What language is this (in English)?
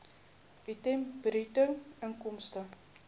Afrikaans